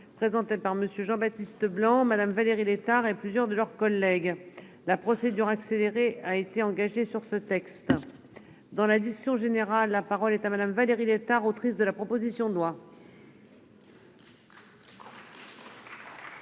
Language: French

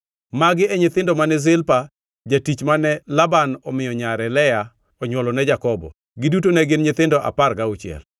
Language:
Luo (Kenya and Tanzania)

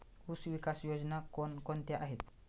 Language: Marathi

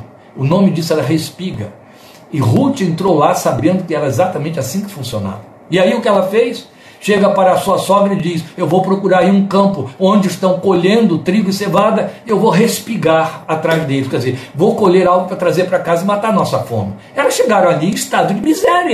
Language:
Portuguese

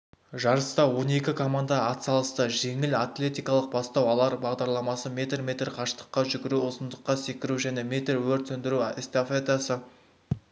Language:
Kazakh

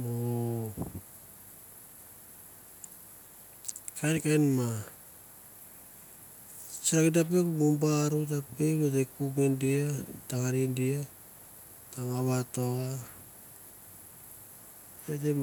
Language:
Mandara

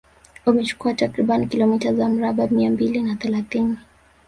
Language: Swahili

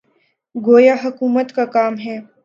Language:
Urdu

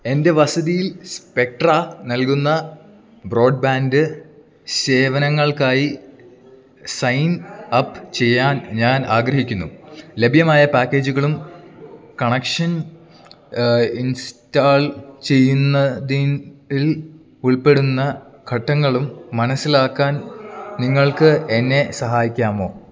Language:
Malayalam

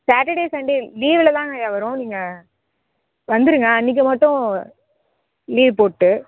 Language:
Tamil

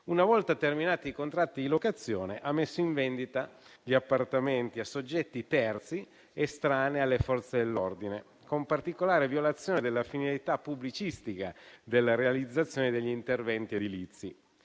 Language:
Italian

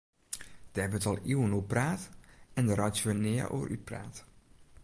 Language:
Western Frisian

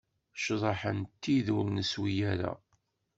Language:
Kabyle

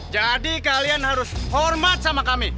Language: Indonesian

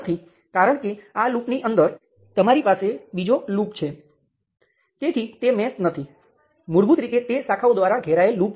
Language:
Gujarati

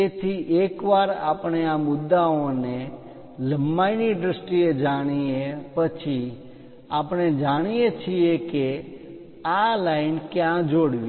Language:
Gujarati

